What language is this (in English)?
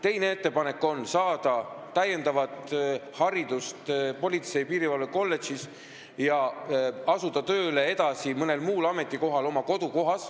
Estonian